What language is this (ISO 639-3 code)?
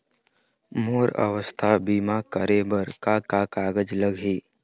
hne